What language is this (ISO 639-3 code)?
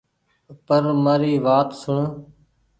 gig